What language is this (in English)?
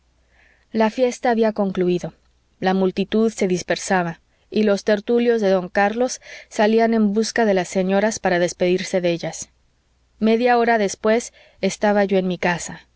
Spanish